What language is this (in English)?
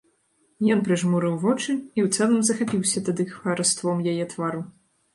Belarusian